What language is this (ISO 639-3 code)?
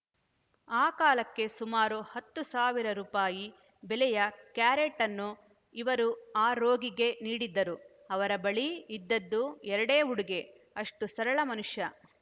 kan